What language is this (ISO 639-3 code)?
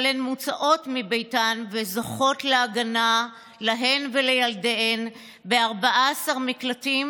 heb